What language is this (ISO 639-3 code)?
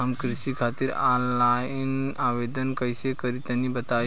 bho